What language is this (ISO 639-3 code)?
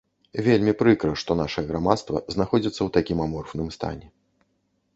bel